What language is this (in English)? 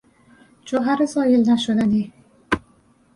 Persian